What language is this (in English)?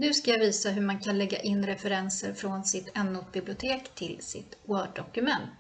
Swedish